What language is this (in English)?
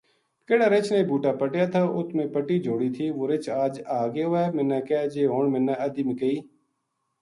Gujari